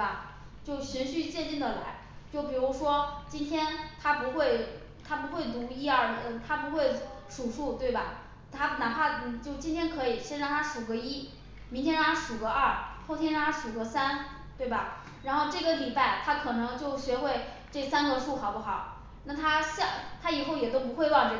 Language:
Chinese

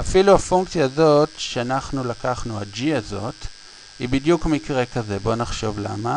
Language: Hebrew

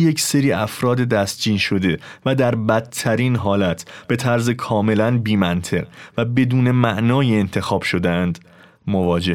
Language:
Persian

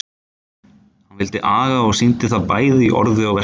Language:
Icelandic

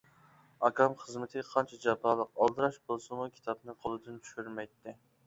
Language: Uyghur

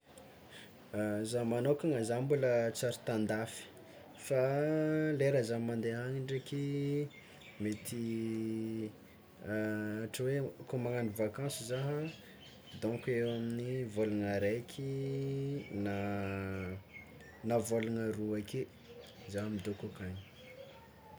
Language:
Tsimihety Malagasy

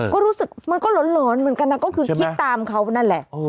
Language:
Thai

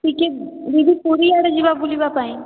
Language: Odia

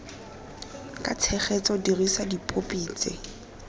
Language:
Tswana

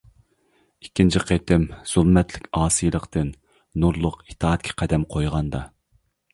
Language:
Uyghur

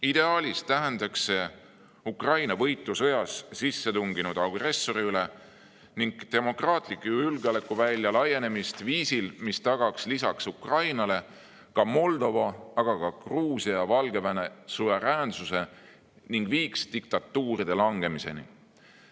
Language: Estonian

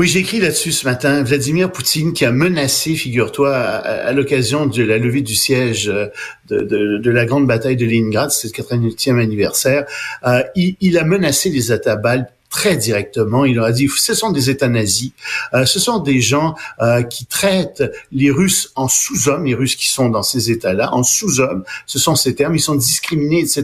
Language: French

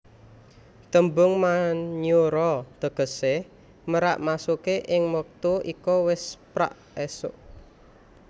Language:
Javanese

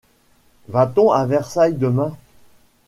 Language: French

